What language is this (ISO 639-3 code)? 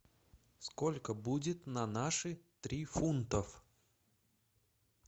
rus